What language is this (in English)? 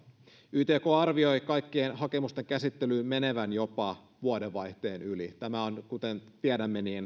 Finnish